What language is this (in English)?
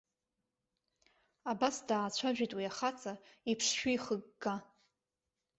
Abkhazian